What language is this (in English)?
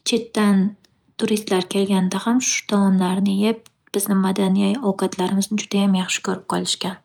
Uzbek